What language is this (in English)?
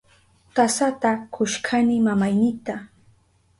Southern Pastaza Quechua